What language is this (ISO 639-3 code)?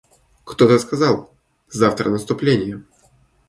rus